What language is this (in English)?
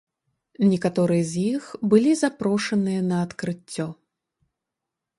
Belarusian